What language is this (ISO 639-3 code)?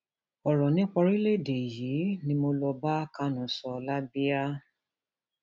yor